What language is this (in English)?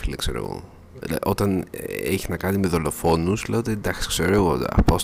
Greek